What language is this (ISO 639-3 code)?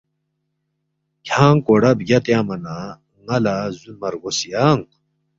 bft